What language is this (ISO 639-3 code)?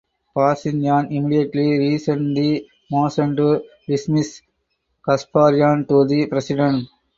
eng